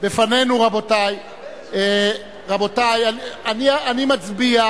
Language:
Hebrew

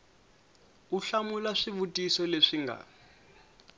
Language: Tsonga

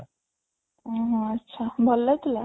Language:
Odia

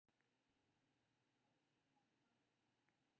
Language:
Maithili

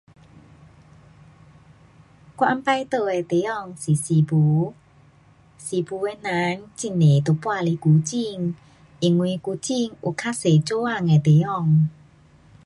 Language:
Pu-Xian Chinese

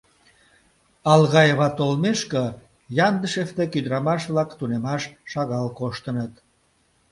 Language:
Mari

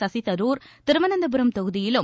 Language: Tamil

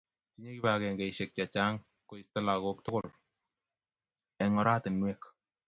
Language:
Kalenjin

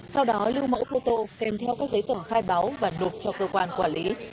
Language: Vietnamese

